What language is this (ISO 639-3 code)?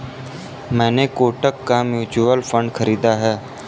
hin